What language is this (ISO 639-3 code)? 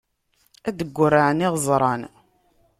kab